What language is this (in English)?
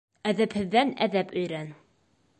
Bashkir